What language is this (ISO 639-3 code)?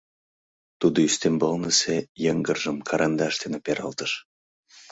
chm